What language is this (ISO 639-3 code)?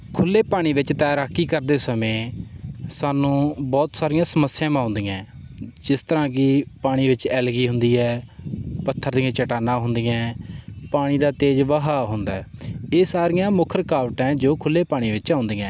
pan